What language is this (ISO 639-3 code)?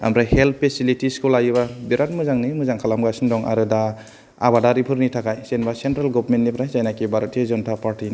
brx